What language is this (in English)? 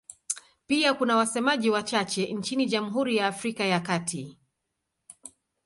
Swahili